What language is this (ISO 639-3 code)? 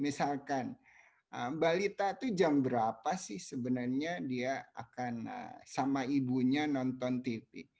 ind